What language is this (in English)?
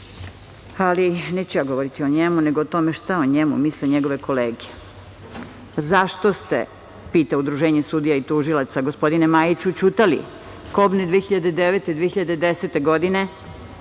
Serbian